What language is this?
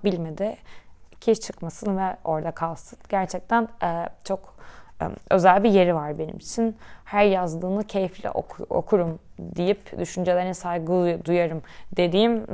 Turkish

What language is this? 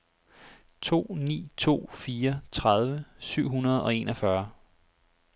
Danish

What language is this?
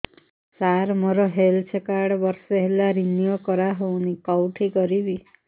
Odia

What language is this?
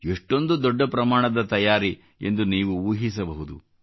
Kannada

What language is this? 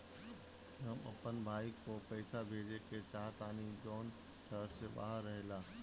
Bhojpuri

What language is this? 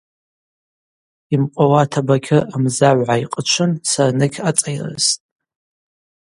Abaza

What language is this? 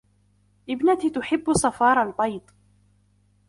Arabic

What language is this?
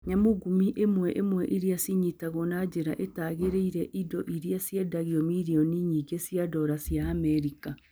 Kikuyu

